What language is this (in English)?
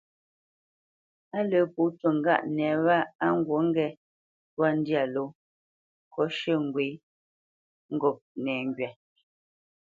Bamenyam